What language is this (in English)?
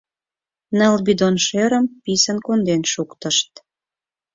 Mari